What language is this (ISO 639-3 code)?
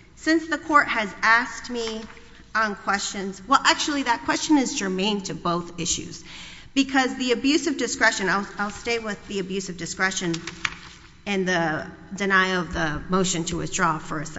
eng